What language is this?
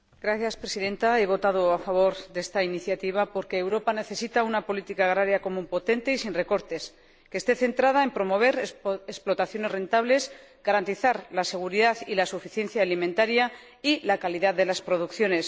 Spanish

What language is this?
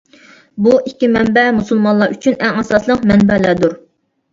Uyghur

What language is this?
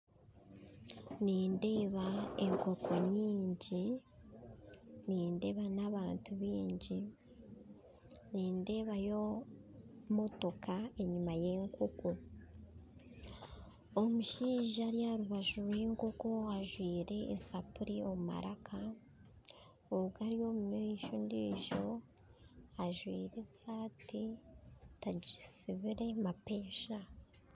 Nyankole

